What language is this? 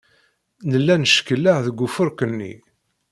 Kabyle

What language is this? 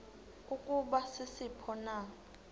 Xhosa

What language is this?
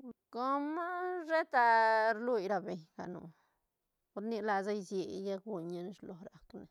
Santa Catarina Albarradas Zapotec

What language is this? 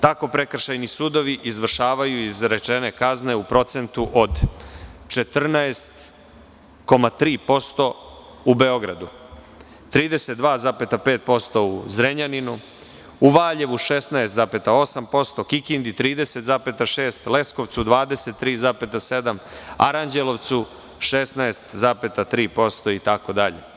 Serbian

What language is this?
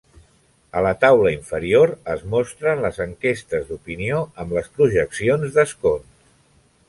Catalan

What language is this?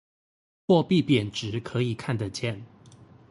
Chinese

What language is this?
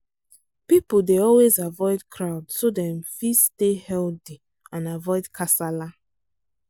Nigerian Pidgin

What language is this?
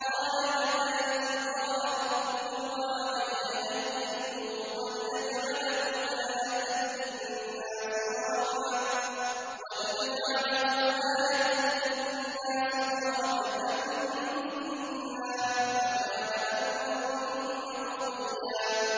Arabic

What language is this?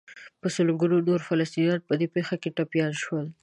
Pashto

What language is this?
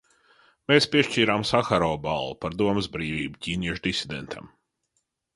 Latvian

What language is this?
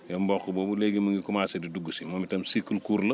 Wolof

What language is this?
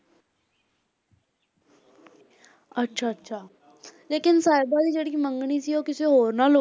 Punjabi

